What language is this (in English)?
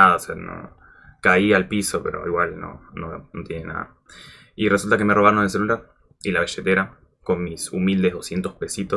Spanish